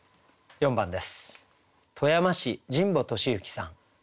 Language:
Japanese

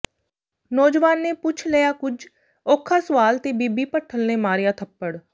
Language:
Punjabi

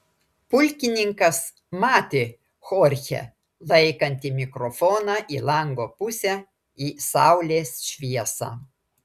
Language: Lithuanian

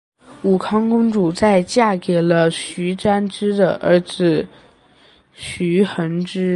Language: Chinese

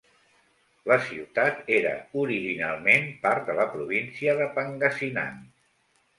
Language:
Catalan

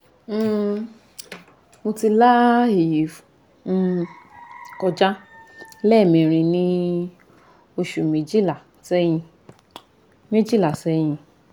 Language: Yoruba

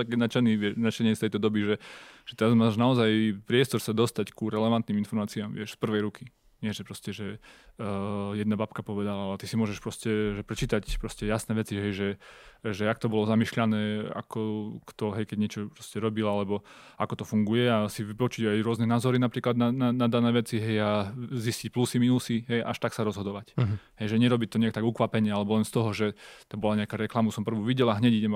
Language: Slovak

